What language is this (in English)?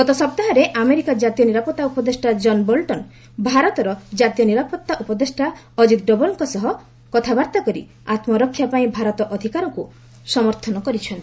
Odia